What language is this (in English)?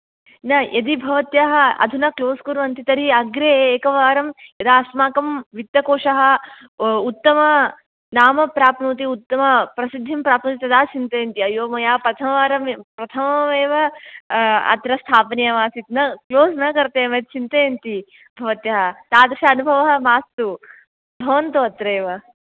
Sanskrit